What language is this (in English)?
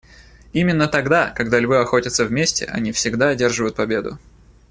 Russian